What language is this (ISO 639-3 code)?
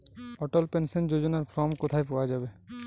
ben